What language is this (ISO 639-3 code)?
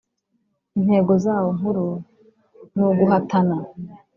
kin